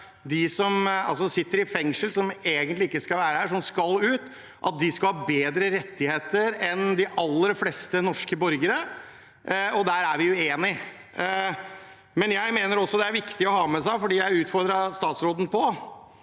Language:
Norwegian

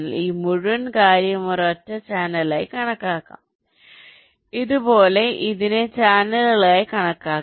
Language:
Malayalam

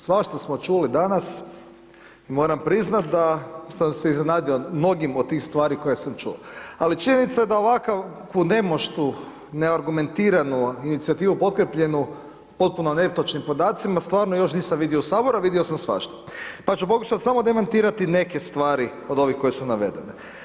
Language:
Croatian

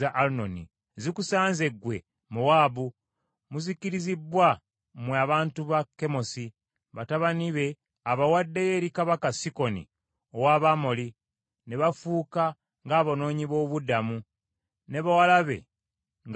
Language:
Ganda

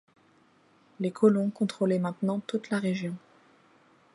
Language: French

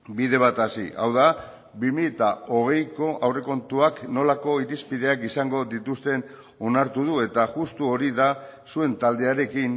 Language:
Basque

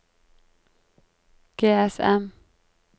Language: Norwegian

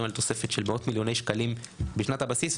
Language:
Hebrew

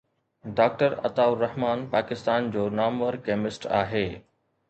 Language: Sindhi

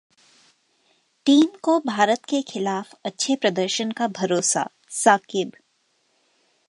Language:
Hindi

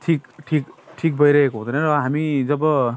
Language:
Nepali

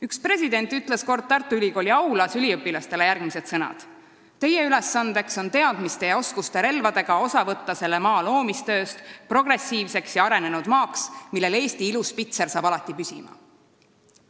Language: Estonian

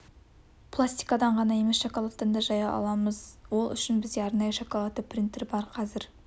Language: Kazakh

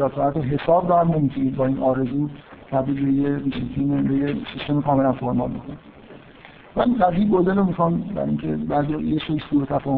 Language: Persian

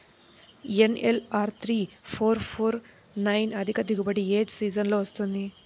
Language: Telugu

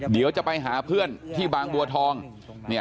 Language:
Thai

